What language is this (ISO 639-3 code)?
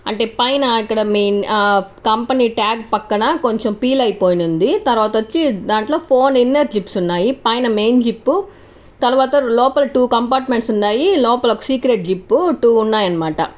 tel